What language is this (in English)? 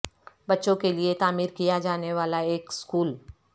Urdu